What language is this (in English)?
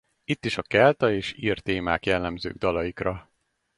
Hungarian